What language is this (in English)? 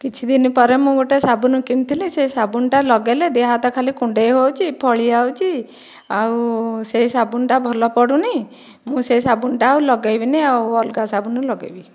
Odia